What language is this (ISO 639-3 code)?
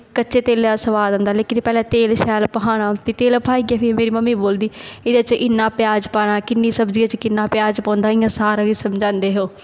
doi